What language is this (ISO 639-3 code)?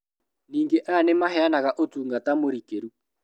kik